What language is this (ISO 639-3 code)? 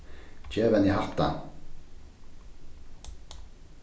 fao